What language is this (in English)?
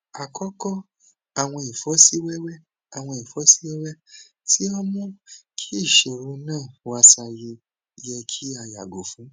Yoruba